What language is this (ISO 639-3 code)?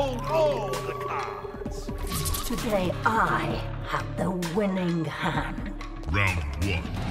eng